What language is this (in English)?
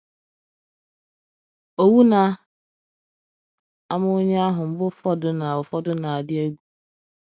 Igbo